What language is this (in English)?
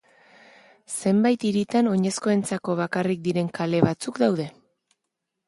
Basque